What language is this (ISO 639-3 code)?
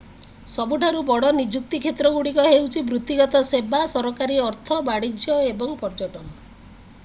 ori